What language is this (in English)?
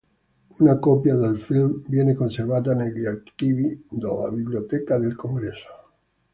Italian